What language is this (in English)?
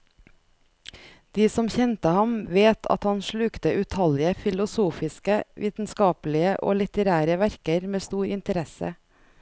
Norwegian